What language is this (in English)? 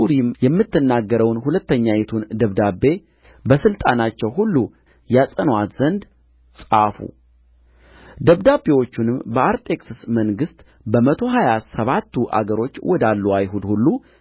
Amharic